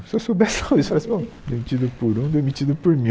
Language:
Portuguese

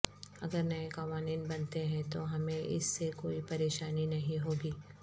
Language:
Urdu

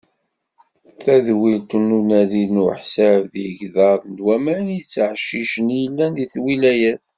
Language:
Kabyle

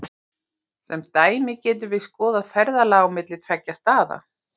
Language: Icelandic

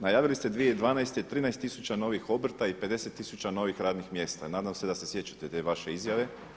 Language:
Croatian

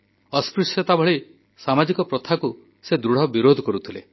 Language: Odia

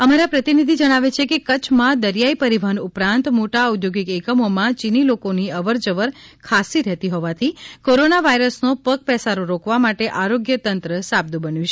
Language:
Gujarati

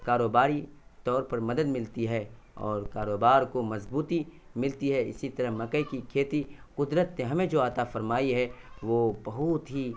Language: Urdu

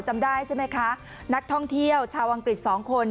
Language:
Thai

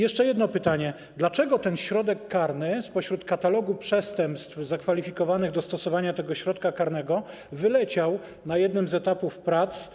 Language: Polish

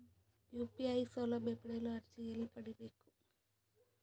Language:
Kannada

